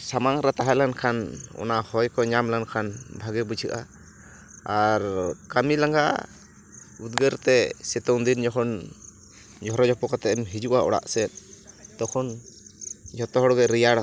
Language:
Santali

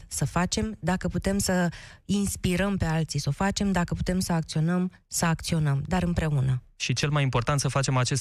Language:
Romanian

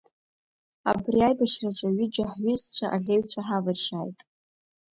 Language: Abkhazian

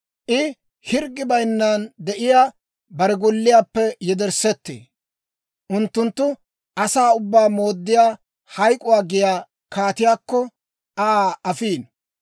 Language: Dawro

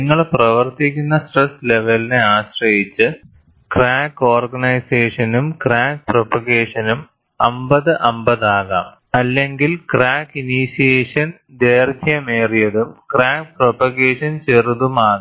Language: Malayalam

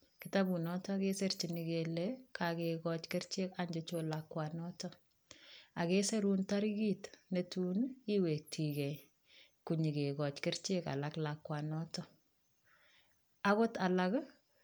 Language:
Kalenjin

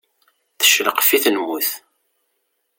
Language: Kabyle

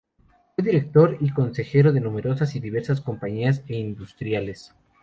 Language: Spanish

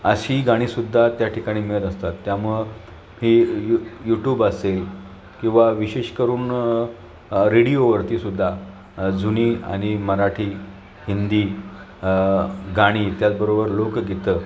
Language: Marathi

